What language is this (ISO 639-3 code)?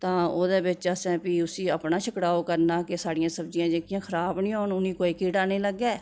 doi